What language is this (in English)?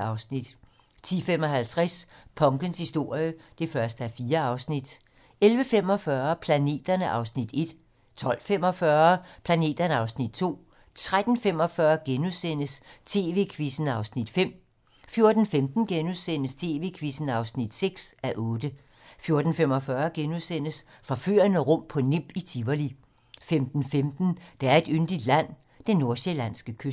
Danish